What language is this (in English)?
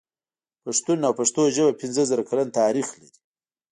Pashto